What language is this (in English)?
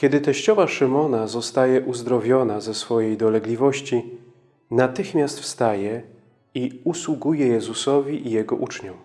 Polish